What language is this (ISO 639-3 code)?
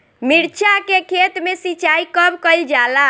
bho